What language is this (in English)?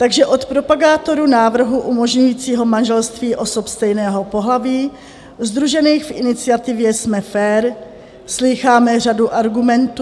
Czech